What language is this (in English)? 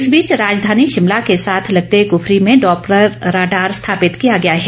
Hindi